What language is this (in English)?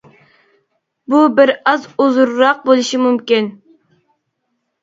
Uyghur